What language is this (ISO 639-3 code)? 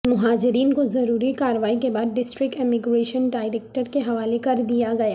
urd